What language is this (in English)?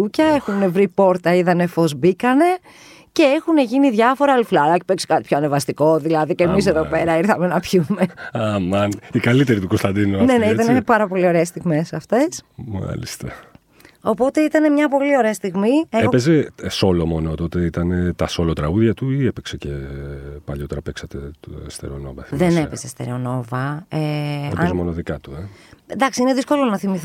Greek